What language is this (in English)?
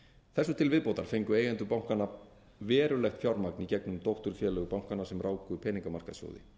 Icelandic